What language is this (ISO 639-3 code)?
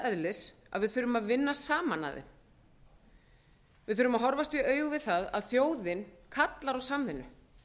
isl